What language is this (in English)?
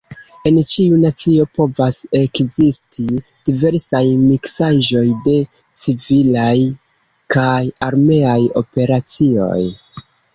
Esperanto